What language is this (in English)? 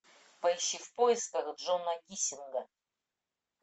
Russian